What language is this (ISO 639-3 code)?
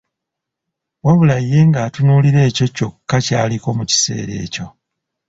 lug